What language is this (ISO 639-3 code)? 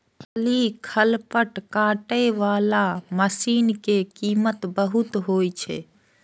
mai